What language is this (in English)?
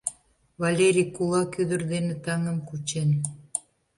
Mari